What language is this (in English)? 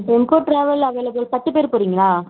Tamil